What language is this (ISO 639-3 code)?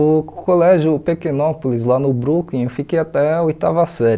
por